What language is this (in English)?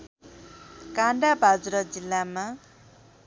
Nepali